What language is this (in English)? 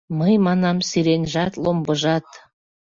Mari